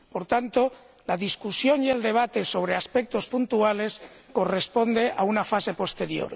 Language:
Spanish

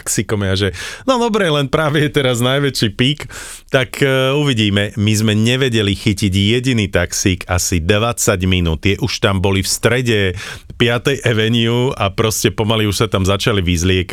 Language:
Slovak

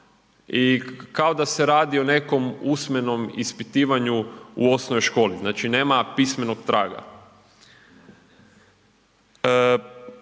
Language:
Croatian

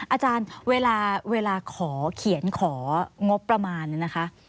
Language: Thai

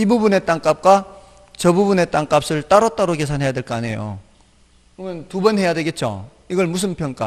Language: Korean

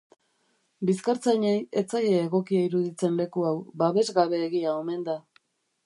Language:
Basque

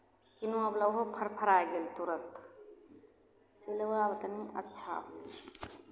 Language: Maithili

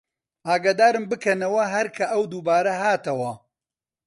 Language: Central Kurdish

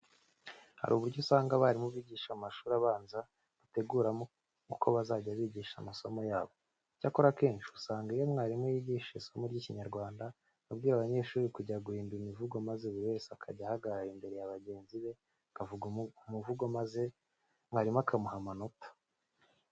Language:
Kinyarwanda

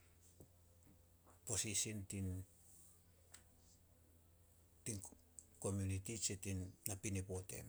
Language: Solos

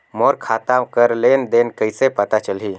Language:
Chhattisgarhi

